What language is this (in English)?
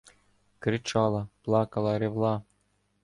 Ukrainian